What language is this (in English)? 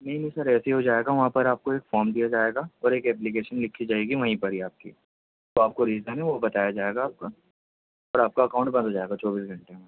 Urdu